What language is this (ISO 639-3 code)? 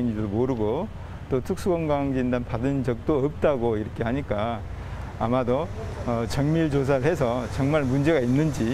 kor